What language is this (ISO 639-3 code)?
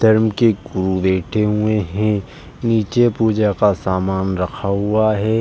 hin